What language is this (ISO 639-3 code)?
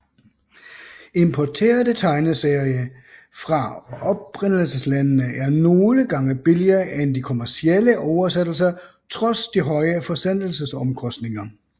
dan